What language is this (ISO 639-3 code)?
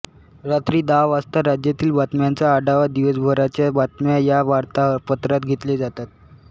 mar